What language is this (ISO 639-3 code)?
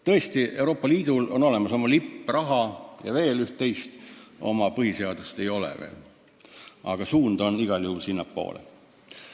est